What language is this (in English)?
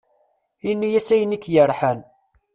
Kabyle